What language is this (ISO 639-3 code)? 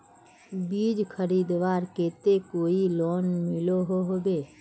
mag